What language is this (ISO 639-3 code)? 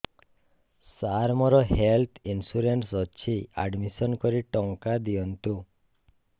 ori